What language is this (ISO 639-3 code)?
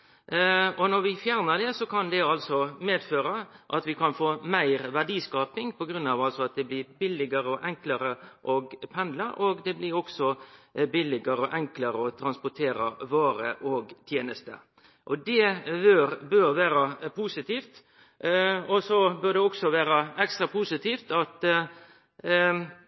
nno